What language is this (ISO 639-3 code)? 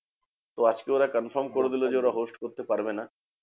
ben